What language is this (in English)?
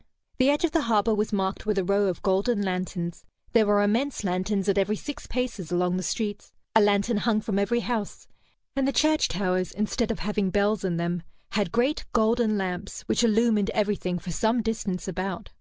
English